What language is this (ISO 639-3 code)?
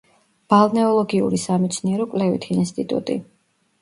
kat